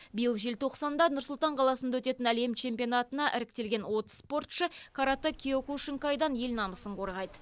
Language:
Kazakh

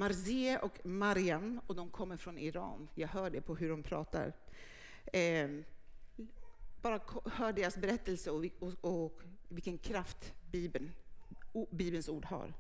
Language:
Swedish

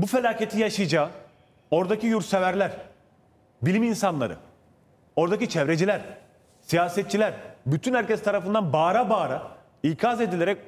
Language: Turkish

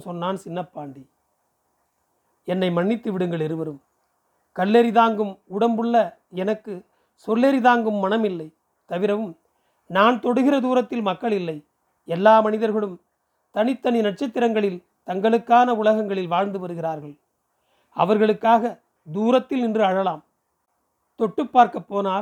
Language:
Tamil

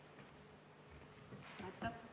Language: Estonian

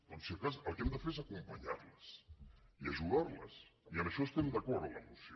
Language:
Catalan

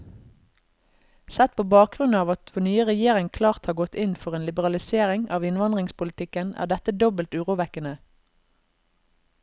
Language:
Norwegian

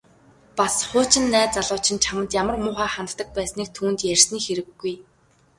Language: Mongolian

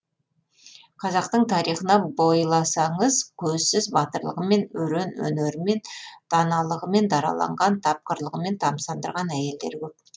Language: Kazakh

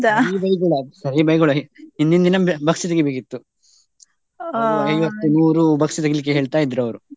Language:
Kannada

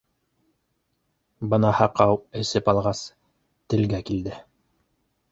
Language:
Bashkir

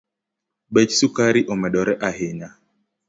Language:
Luo (Kenya and Tanzania)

